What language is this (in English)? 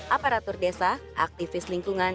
Indonesian